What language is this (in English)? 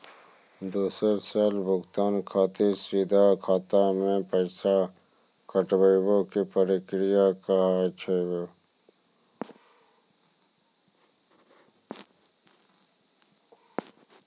Maithili